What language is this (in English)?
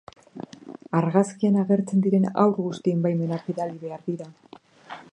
Basque